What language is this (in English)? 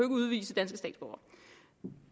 Danish